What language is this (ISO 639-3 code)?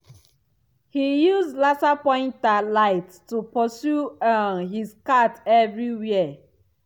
pcm